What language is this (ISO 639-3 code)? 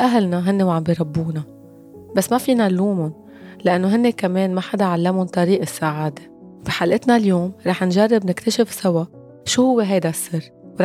ara